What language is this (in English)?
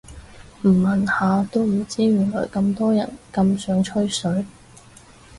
Cantonese